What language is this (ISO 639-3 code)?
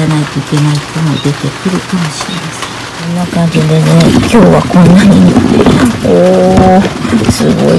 jpn